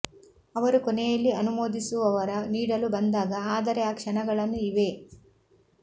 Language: Kannada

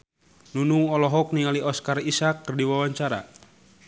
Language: Sundanese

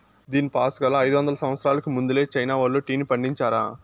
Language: Telugu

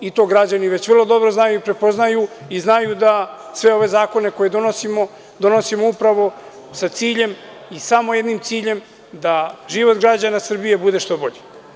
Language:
Serbian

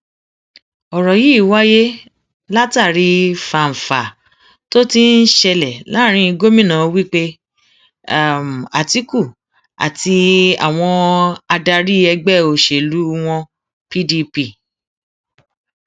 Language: Yoruba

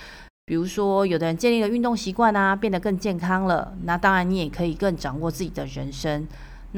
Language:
Chinese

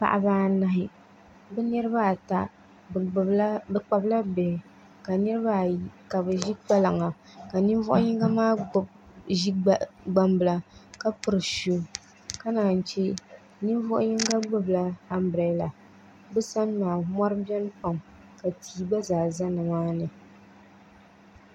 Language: Dagbani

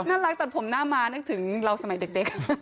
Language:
Thai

